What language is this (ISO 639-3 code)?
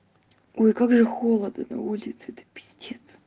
rus